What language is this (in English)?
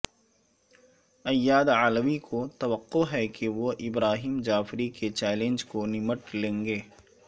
Urdu